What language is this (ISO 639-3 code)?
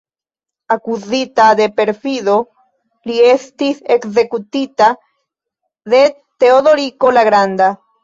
epo